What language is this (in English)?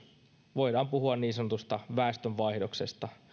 Finnish